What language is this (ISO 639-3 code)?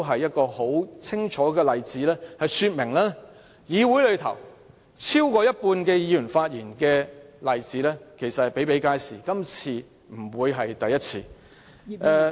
yue